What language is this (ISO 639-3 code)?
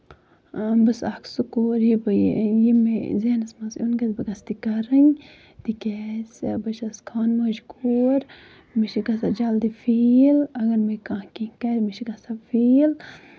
kas